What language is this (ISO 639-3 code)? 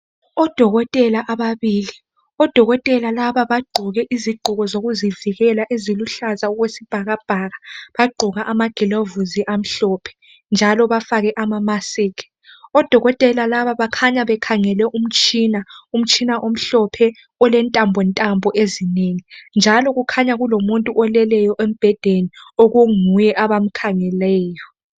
nde